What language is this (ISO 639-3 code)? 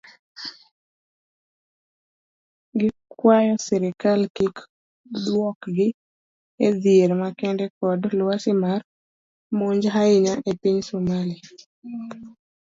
luo